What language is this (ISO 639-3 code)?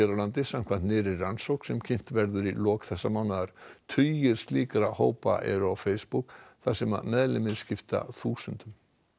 isl